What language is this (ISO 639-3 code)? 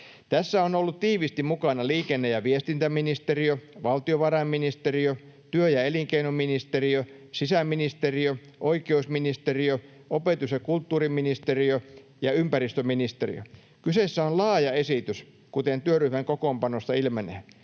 fin